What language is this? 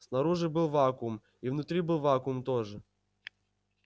Russian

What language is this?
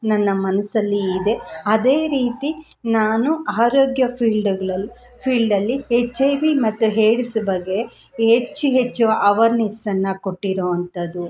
Kannada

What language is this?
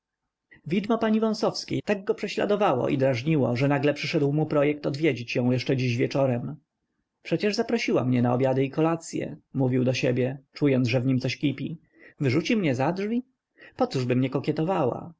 Polish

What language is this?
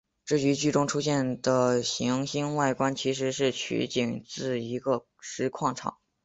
Chinese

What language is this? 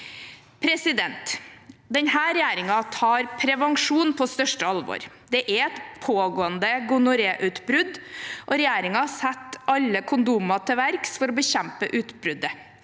Norwegian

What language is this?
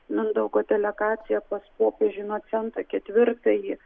Lithuanian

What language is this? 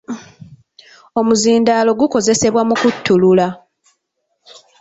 Ganda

